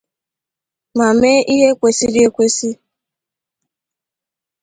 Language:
Igbo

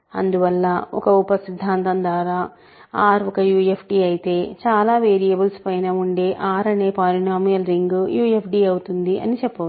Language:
Telugu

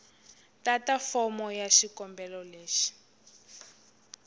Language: Tsonga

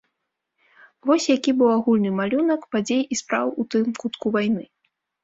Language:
Belarusian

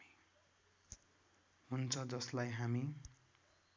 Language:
Nepali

